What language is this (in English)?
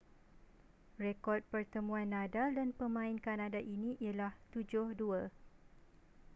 Malay